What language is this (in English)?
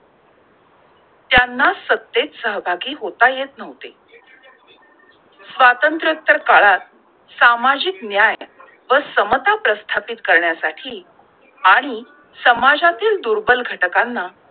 Marathi